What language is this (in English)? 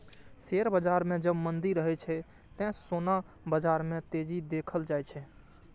Maithili